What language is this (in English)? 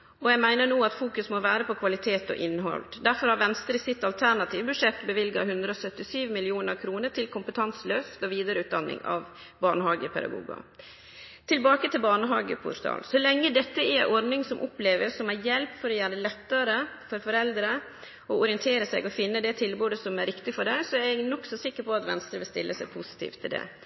Norwegian Nynorsk